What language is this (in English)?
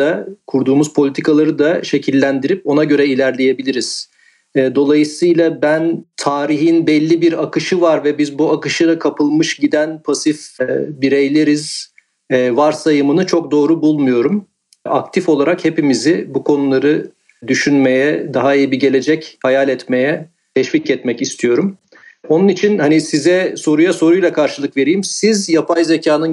Turkish